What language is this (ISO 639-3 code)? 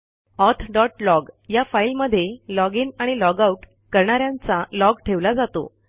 mar